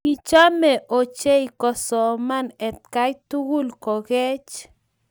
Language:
Kalenjin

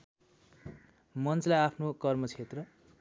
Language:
Nepali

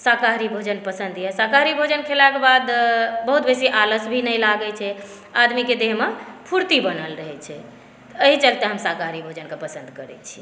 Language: Maithili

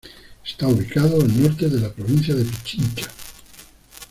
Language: Spanish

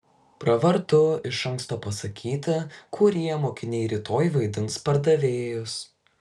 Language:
Lithuanian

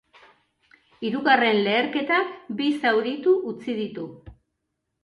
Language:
Basque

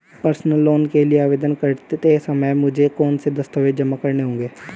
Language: Hindi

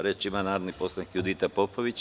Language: Serbian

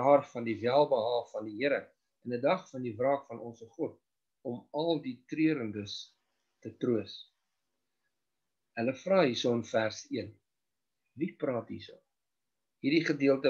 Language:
Dutch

